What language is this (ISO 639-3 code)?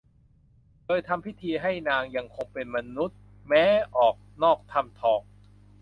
tha